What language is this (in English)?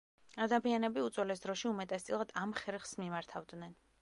Georgian